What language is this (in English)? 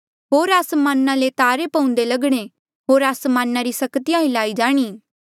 Mandeali